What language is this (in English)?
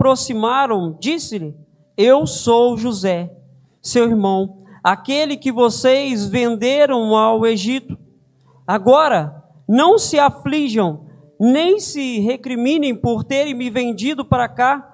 Portuguese